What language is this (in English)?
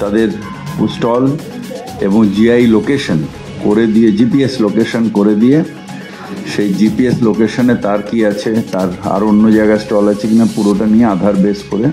Bangla